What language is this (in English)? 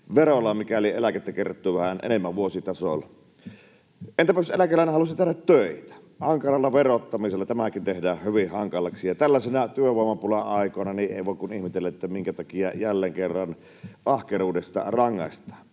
Finnish